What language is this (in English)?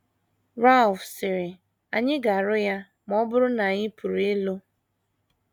Igbo